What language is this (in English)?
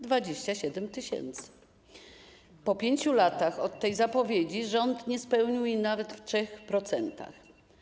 Polish